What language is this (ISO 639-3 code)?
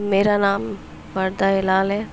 urd